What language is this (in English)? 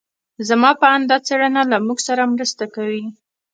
Pashto